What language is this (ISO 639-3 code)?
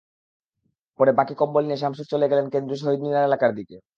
ben